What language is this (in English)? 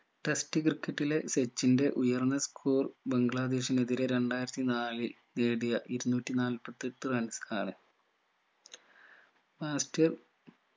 Malayalam